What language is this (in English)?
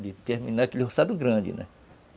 Portuguese